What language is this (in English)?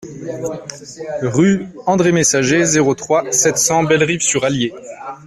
French